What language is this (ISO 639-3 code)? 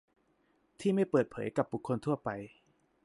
tha